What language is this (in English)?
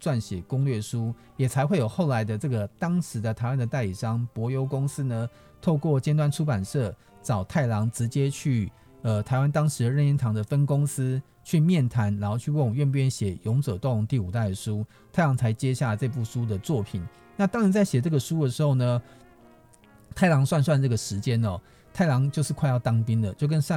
Chinese